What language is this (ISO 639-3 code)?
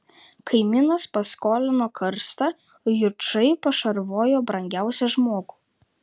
lit